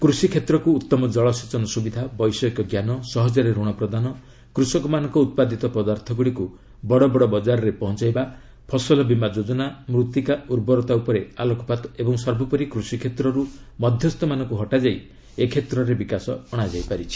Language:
Odia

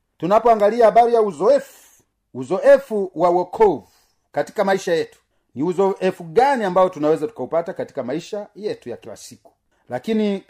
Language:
Swahili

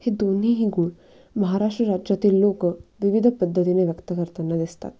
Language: Marathi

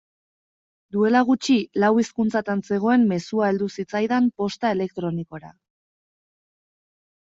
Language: Basque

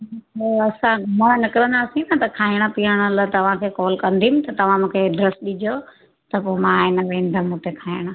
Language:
Sindhi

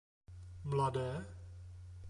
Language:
Czech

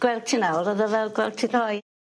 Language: Welsh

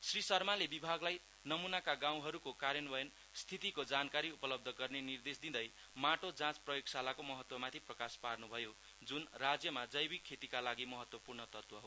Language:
Nepali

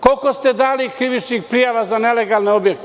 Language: Serbian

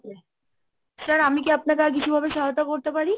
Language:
Bangla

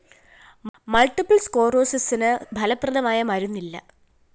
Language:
Malayalam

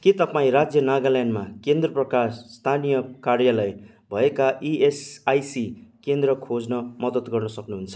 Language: Nepali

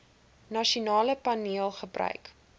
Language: Afrikaans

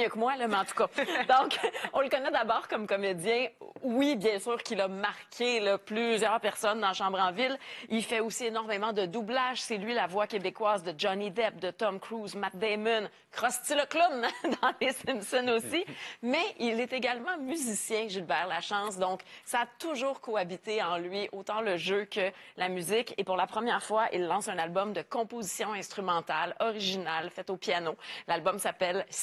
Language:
French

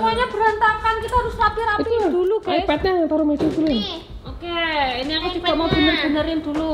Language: Indonesian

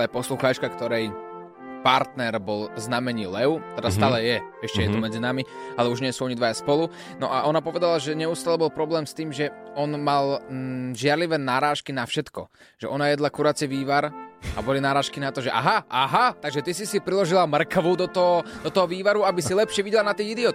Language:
Slovak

